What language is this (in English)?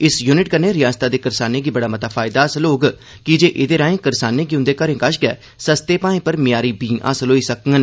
Dogri